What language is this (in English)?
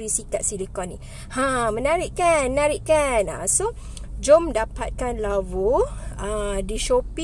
Malay